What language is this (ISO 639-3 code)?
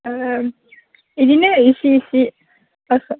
brx